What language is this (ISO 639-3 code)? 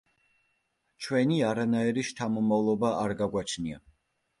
kat